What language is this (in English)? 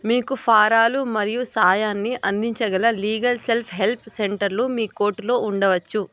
Telugu